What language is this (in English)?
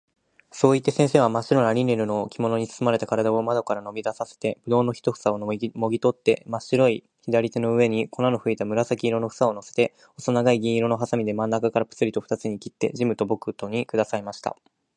Japanese